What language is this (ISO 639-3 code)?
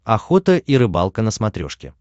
rus